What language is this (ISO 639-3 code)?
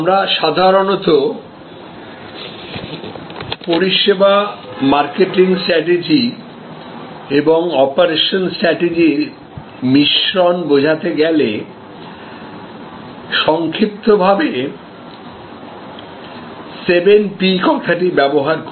ben